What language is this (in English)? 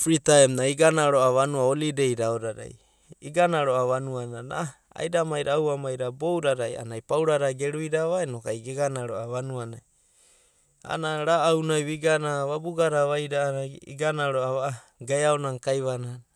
Abadi